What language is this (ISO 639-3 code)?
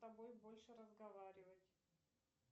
rus